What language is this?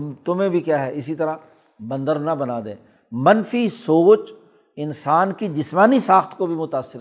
Urdu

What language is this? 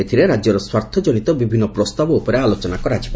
Odia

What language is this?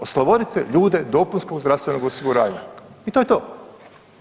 Croatian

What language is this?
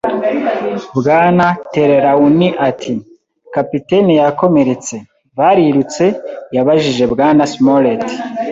Kinyarwanda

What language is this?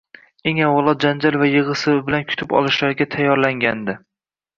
Uzbek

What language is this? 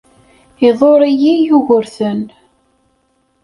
Kabyle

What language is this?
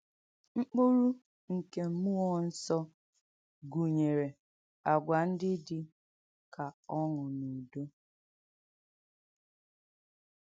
Igbo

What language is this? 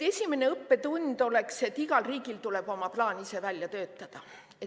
Estonian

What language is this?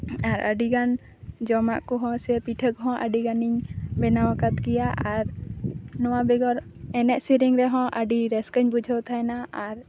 Santali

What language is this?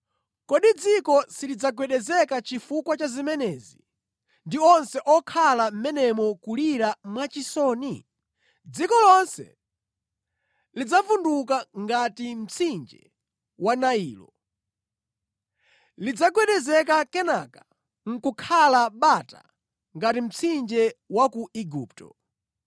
Nyanja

